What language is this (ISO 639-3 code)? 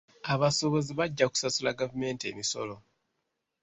lug